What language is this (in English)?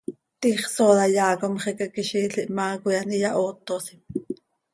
Seri